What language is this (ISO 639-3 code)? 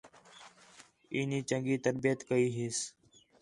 xhe